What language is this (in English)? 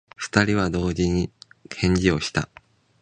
Japanese